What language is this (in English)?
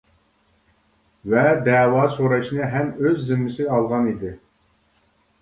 Uyghur